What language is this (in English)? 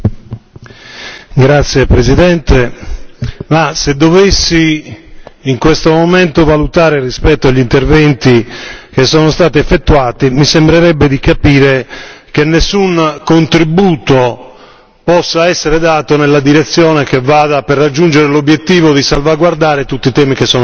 Italian